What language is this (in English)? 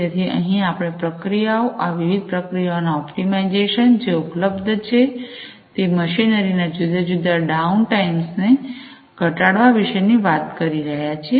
Gujarati